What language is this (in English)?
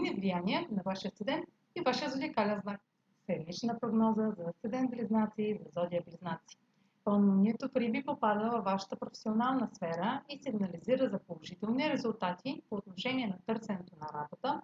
Bulgarian